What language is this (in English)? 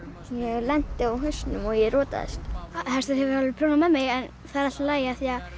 Icelandic